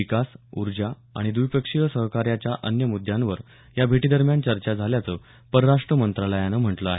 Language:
Marathi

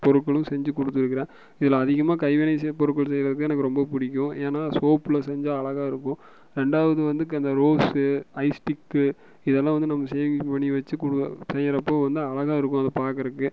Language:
Tamil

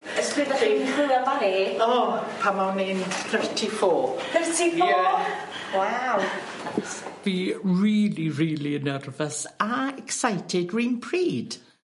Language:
Welsh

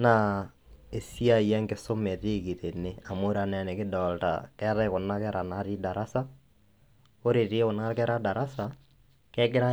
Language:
Masai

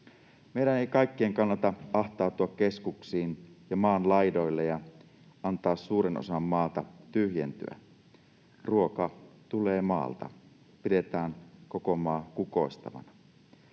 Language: Finnish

